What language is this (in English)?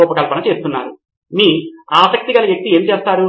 Telugu